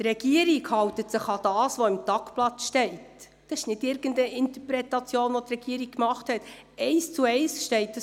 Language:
Swiss German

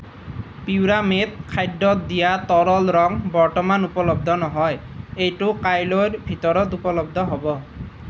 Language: Assamese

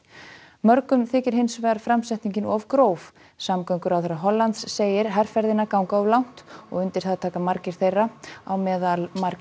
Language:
Icelandic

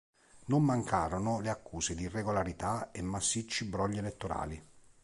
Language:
Italian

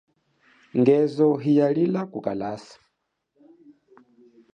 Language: Chokwe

